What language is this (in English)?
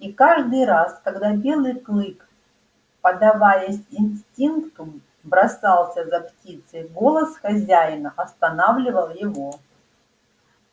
Russian